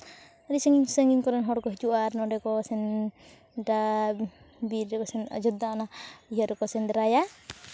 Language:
Santali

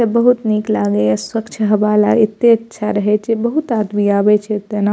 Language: Maithili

